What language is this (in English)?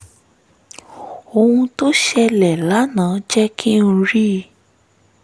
Yoruba